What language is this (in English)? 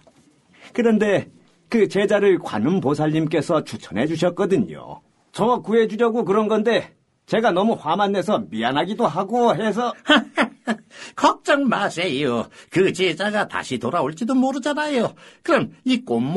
Korean